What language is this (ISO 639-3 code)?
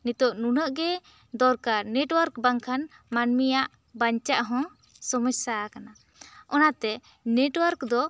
sat